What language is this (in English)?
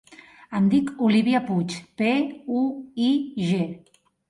Catalan